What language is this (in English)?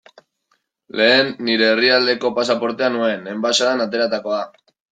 Basque